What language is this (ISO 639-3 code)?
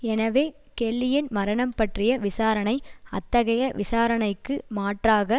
tam